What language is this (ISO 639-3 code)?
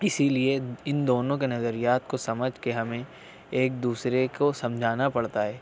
urd